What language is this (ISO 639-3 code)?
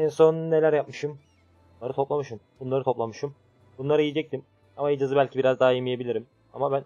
tur